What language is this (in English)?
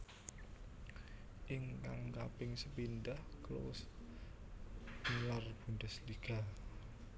Javanese